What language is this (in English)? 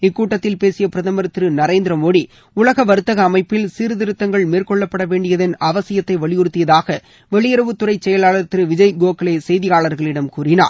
Tamil